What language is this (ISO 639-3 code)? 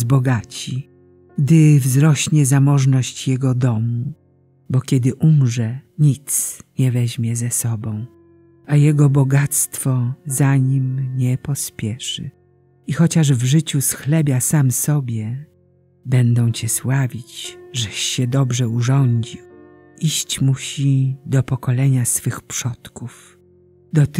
pol